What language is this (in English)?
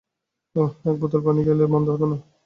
Bangla